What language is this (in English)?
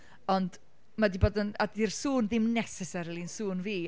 Welsh